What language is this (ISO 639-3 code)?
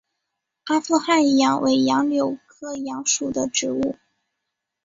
zho